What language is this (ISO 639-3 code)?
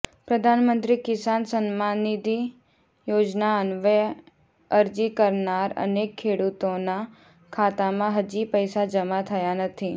guj